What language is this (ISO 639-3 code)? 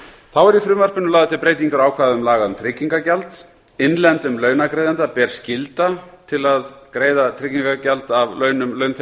isl